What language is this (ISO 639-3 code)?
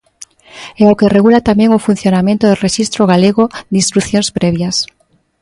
glg